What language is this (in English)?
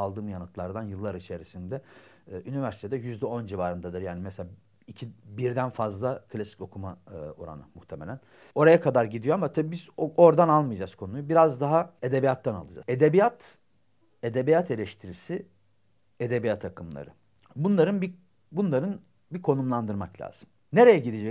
Turkish